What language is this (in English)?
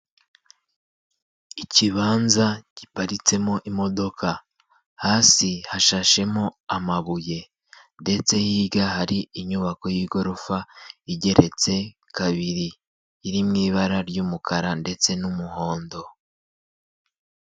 Kinyarwanda